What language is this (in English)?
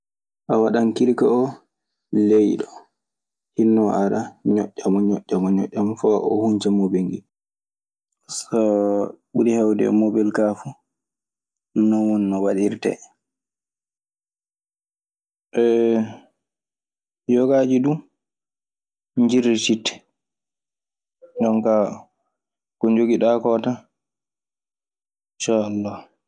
Maasina Fulfulde